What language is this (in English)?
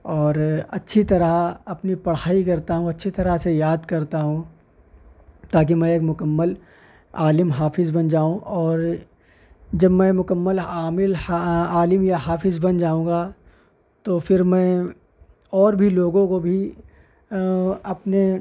Urdu